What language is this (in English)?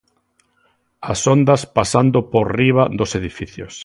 Galician